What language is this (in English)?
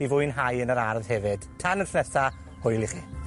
Welsh